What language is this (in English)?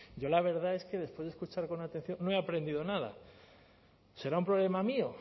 Spanish